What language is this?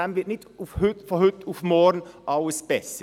Swiss German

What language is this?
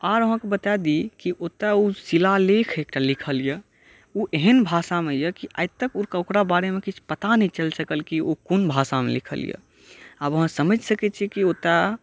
Maithili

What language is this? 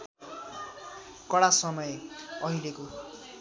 Nepali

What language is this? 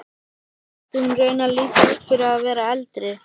Icelandic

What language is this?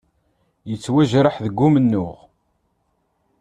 Kabyle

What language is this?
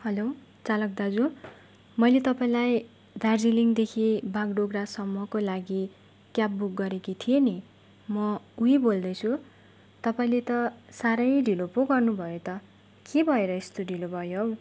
Nepali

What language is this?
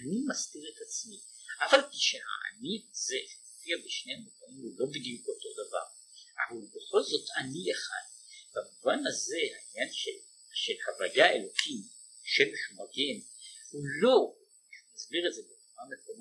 Hebrew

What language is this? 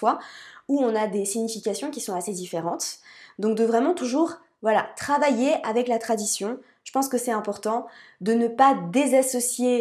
French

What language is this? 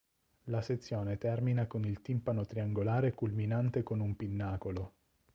Italian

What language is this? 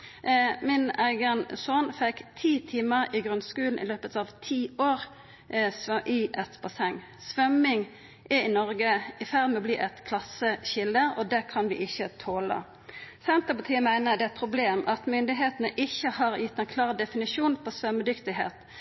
Norwegian Nynorsk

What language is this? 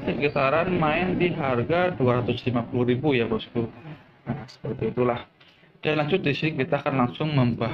Indonesian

